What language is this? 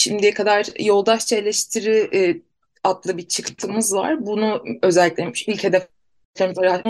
Turkish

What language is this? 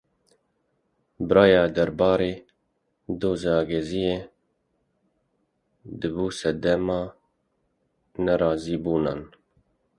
Kurdish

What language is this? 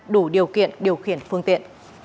Vietnamese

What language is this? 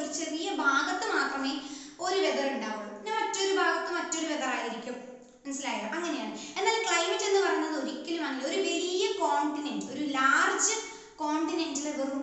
Malayalam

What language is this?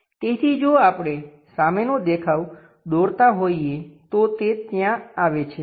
Gujarati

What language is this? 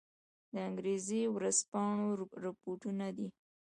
Pashto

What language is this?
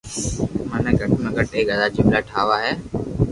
Loarki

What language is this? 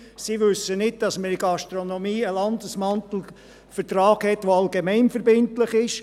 Swiss German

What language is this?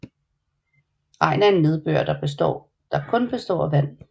Danish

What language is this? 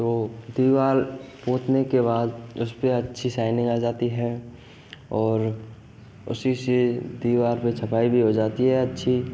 Hindi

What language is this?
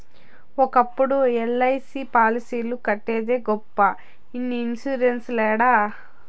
Telugu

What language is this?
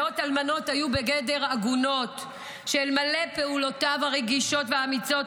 Hebrew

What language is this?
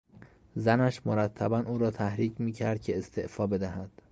Persian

